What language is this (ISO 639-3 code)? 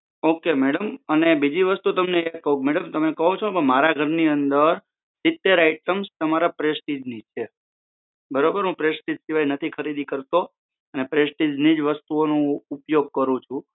guj